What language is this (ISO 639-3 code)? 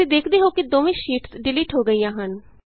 pan